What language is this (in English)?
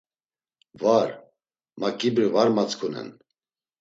Laz